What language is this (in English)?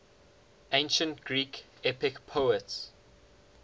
English